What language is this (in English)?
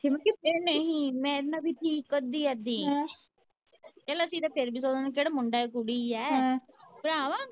Punjabi